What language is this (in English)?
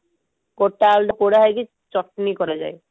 Odia